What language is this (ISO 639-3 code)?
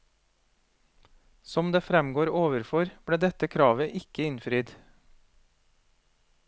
nor